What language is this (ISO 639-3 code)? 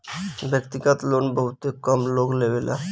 bho